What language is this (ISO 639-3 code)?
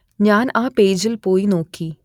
mal